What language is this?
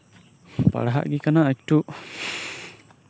Santali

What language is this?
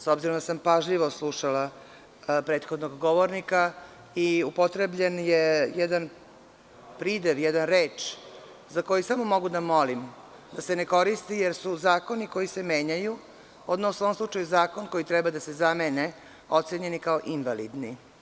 Serbian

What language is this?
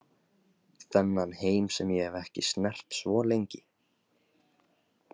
Icelandic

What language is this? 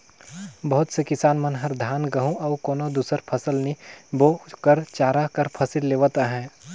Chhattisgarhi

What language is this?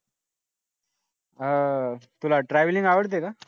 Marathi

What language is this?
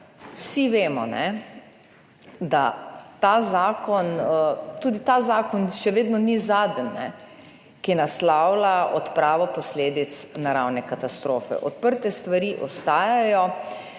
Slovenian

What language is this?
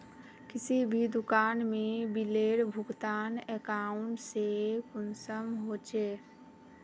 Magahi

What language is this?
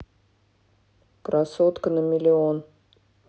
Russian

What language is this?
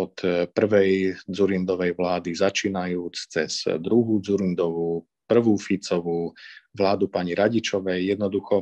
Slovak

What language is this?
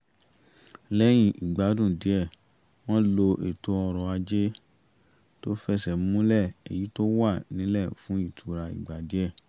Yoruba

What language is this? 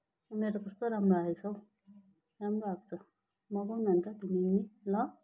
Nepali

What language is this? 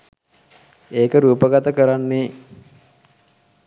Sinhala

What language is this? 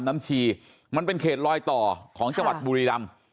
Thai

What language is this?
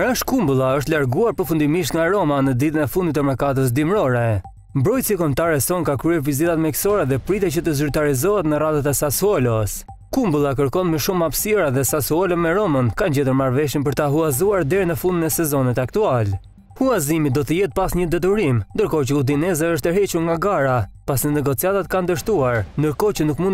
Romanian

